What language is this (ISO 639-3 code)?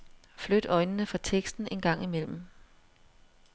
dan